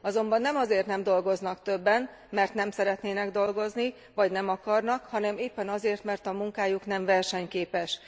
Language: Hungarian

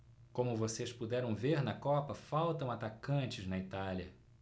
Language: Portuguese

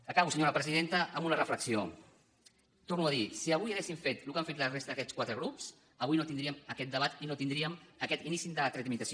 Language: Catalan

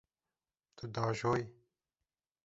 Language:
Kurdish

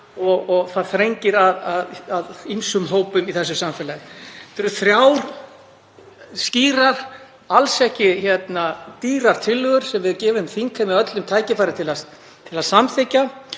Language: Icelandic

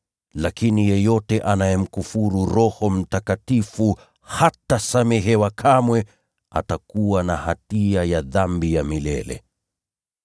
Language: Swahili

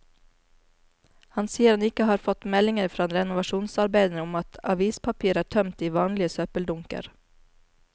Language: Norwegian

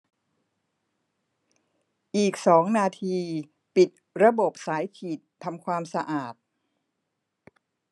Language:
Thai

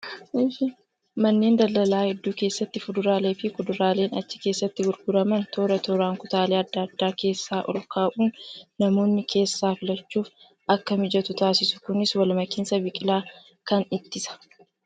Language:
Oromo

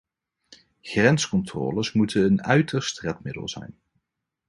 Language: Dutch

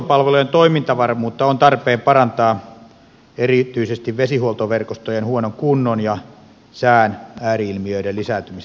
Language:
Finnish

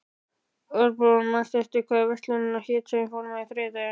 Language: Icelandic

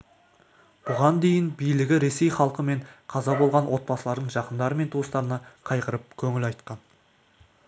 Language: Kazakh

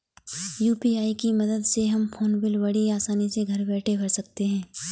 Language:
Hindi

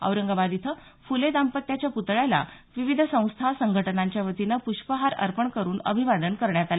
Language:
Marathi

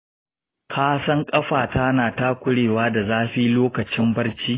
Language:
Hausa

